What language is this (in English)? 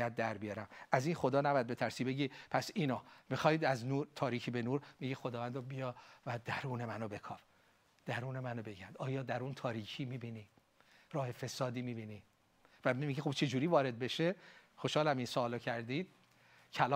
Persian